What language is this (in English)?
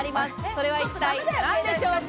Japanese